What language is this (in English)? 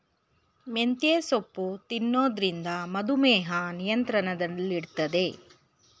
Kannada